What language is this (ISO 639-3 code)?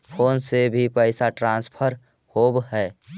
mag